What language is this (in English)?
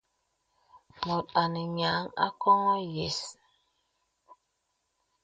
Bebele